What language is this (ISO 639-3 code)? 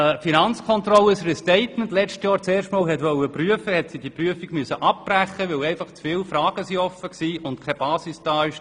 gsw